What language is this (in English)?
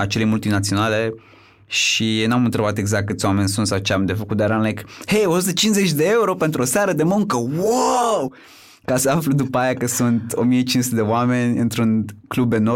Romanian